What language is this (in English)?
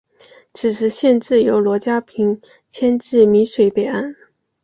Chinese